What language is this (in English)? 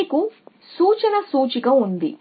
Telugu